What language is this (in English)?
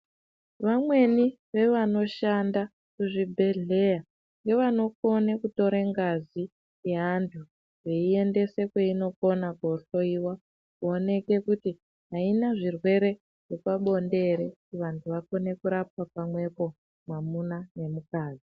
Ndau